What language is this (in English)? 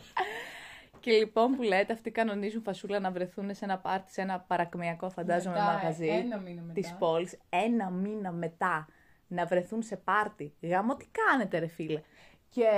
Greek